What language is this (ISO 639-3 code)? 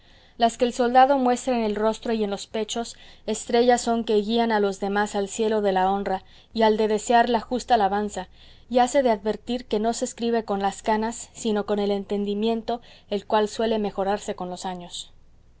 spa